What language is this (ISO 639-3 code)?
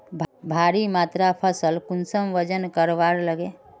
mag